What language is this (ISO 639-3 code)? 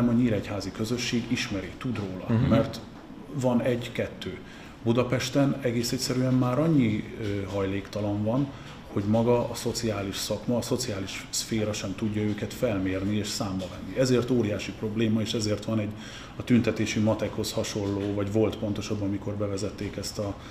hun